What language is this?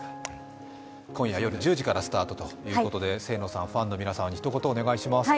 Japanese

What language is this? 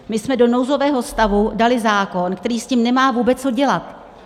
Czech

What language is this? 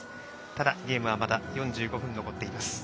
Japanese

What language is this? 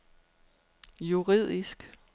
Danish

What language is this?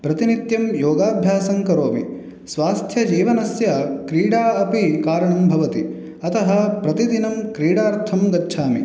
Sanskrit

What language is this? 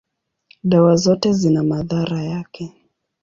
Swahili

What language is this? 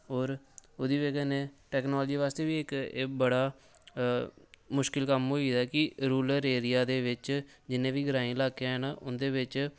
Dogri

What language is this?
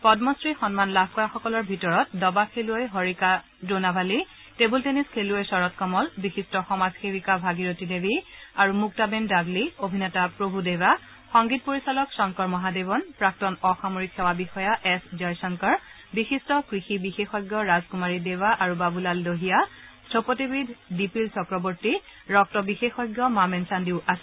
Assamese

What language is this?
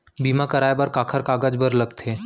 Chhattisgarhi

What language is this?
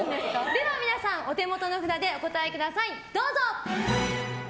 Japanese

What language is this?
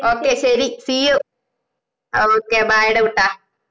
Malayalam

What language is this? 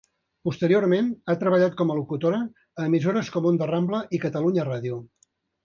Catalan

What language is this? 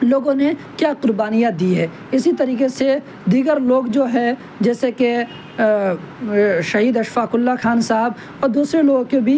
Urdu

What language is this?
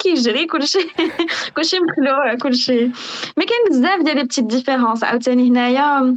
Arabic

